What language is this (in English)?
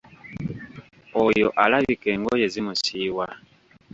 Ganda